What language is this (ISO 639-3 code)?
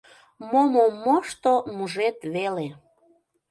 chm